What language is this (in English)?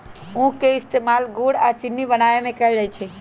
Magahi